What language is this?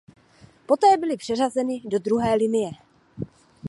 Czech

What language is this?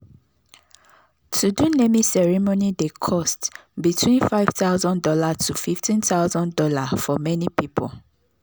Nigerian Pidgin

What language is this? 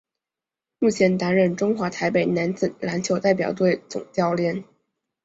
Chinese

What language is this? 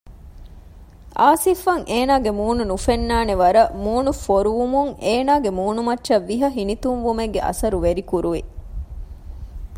Divehi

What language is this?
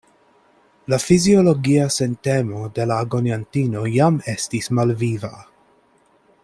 Esperanto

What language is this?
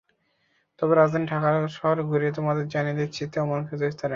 Bangla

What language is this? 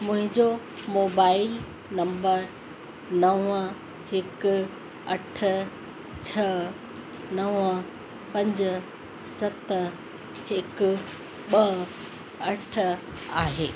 Sindhi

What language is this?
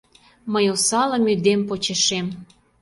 Mari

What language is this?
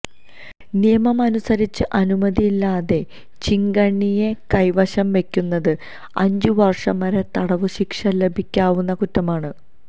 Malayalam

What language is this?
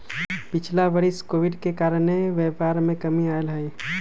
Magahi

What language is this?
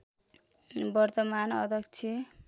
Nepali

